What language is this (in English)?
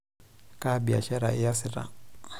Masai